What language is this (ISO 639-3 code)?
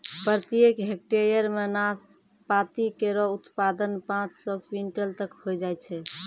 mai